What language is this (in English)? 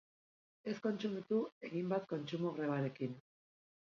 Basque